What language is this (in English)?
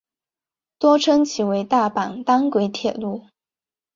Chinese